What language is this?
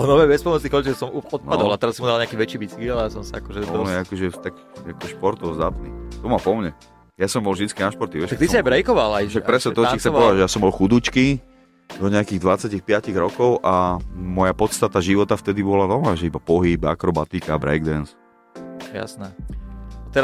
Slovak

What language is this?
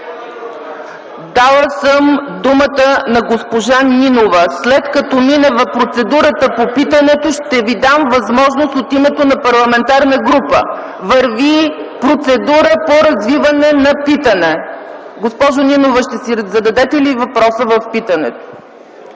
Bulgarian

